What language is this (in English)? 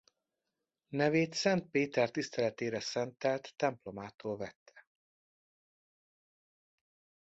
Hungarian